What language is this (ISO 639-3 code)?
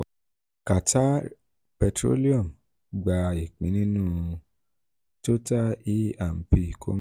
yor